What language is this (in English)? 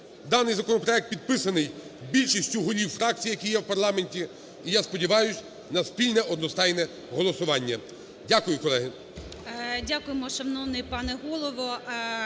Ukrainian